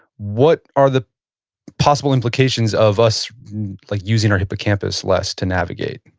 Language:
English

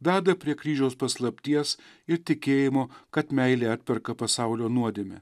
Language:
Lithuanian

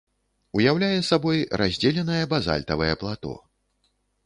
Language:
Belarusian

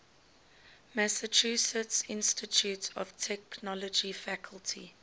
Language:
English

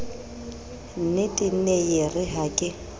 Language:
Southern Sotho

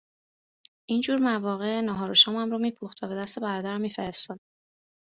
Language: Persian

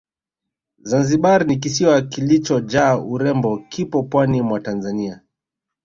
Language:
Swahili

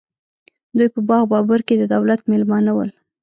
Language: Pashto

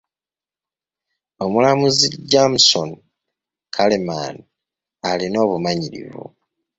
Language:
Ganda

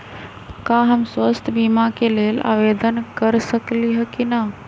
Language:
Magahi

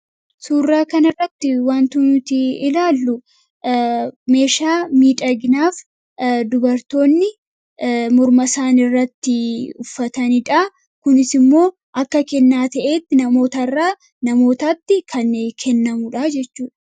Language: Oromo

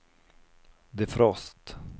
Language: Swedish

